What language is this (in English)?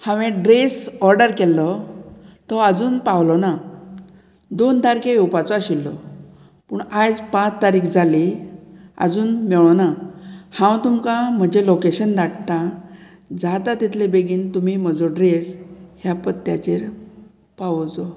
Konkani